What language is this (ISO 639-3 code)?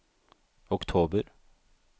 nor